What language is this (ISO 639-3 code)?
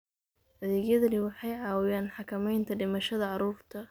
som